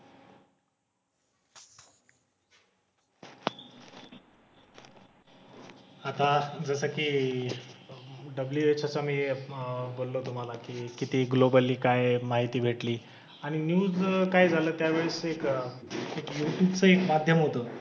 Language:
Marathi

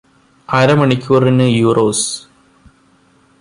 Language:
Malayalam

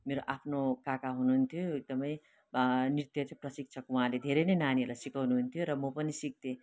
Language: Nepali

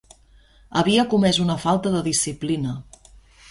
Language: Catalan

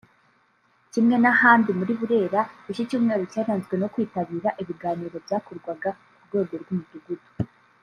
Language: Kinyarwanda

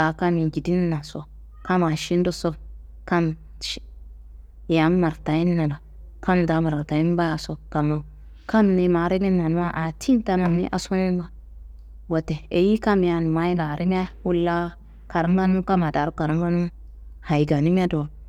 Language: Kanembu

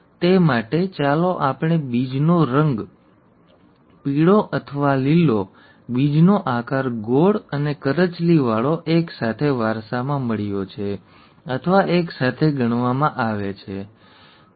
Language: Gujarati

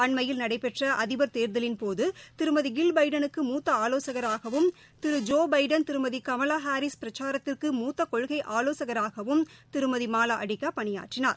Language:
Tamil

